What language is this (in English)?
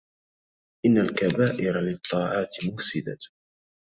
Arabic